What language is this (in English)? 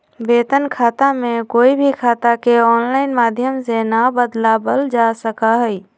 Magahi